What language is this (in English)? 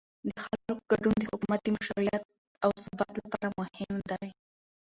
Pashto